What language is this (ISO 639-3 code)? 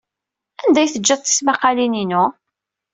kab